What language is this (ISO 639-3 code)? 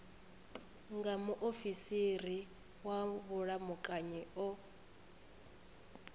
ven